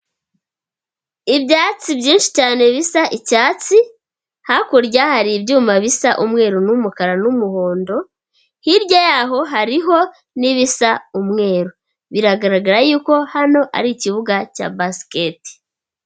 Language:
Kinyarwanda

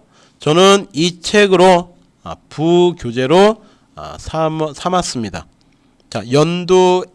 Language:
Korean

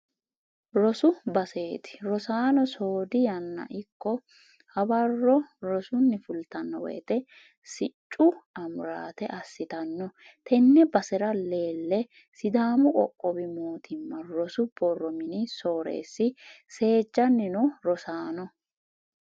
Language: Sidamo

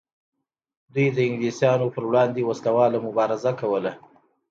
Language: Pashto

